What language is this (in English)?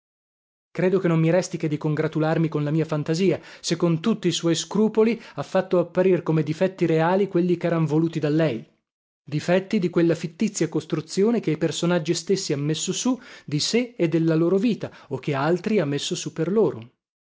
Italian